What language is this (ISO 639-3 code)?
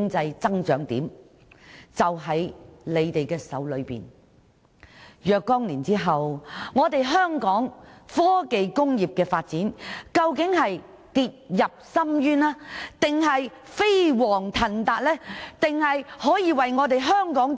yue